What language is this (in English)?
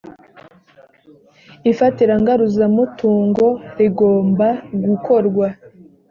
Kinyarwanda